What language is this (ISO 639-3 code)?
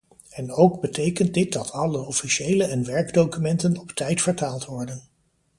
nld